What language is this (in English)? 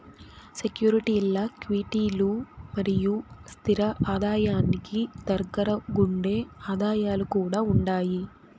Telugu